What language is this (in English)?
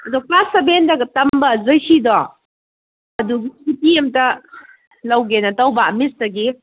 Manipuri